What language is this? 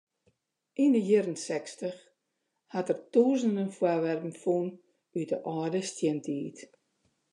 Western Frisian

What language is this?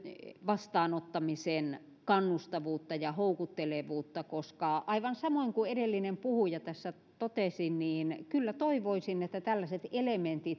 Finnish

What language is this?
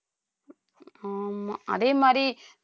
Tamil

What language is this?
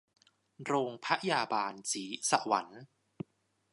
Thai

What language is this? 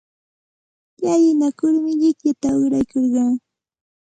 Santa Ana de Tusi Pasco Quechua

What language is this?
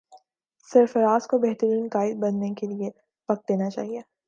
Urdu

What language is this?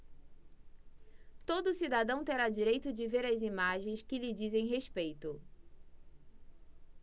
Portuguese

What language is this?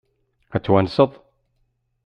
Kabyle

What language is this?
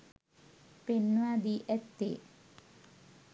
Sinhala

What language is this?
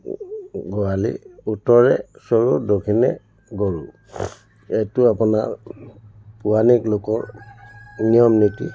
Assamese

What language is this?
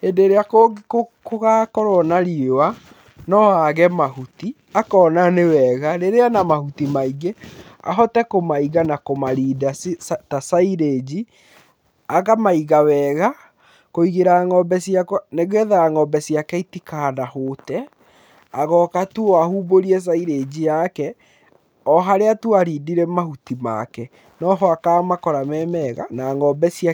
Kikuyu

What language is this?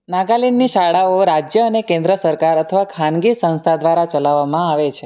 Gujarati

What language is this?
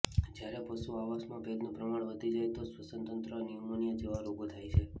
Gujarati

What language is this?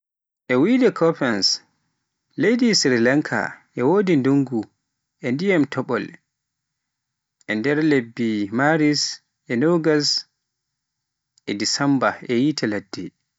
Pular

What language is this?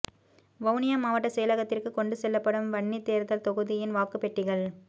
Tamil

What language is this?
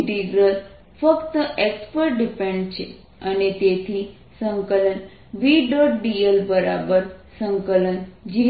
Gujarati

